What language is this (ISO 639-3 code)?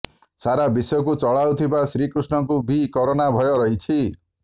ori